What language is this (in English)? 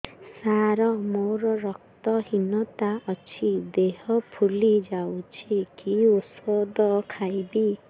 Odia